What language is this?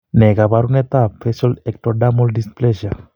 Kalenjin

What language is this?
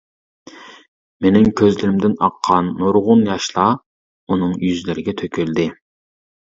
Uyghur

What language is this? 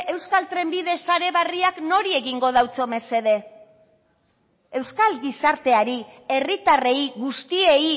Basque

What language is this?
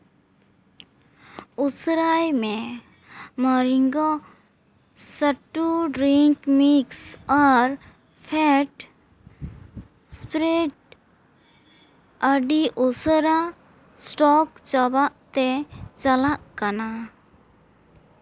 Santali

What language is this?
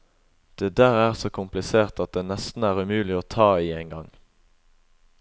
Norwegian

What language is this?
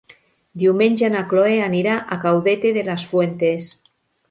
Catalan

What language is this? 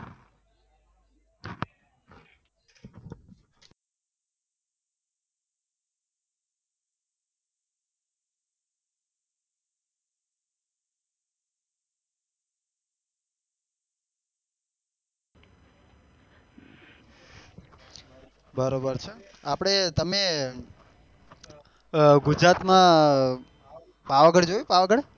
Gujarati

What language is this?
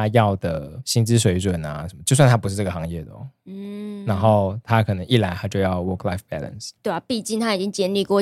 Chinese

